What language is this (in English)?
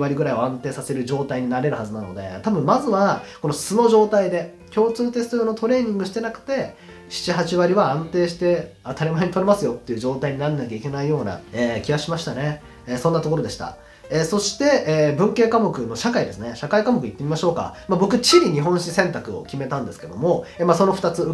Japanese